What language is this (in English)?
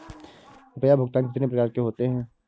Hindi